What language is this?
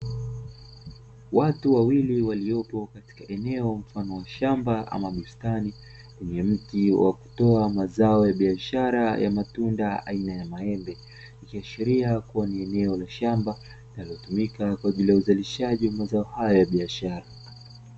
Swahili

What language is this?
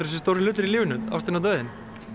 Icelandic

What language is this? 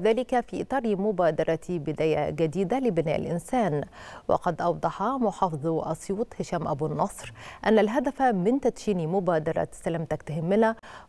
Arabic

